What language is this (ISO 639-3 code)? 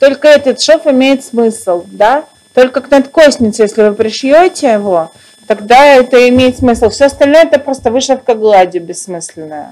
rus